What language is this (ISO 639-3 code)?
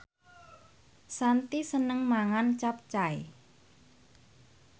jav